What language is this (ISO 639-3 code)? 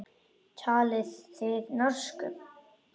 isl